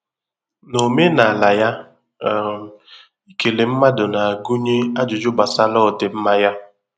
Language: Igbo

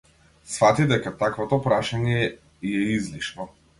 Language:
Macedonian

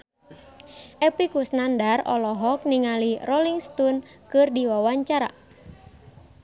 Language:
Sundanese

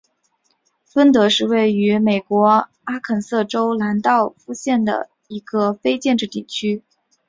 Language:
Chinese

